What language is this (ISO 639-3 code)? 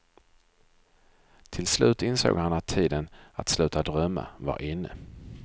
swe